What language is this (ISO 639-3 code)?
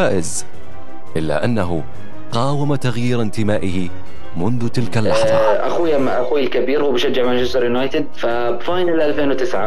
ara